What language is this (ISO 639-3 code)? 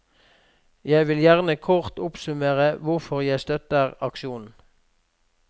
nor